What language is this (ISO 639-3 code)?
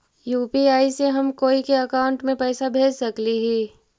mag